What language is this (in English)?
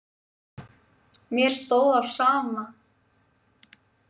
Icelandic